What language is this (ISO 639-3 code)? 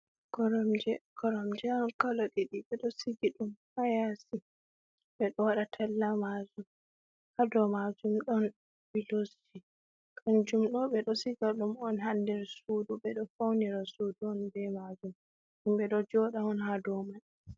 ful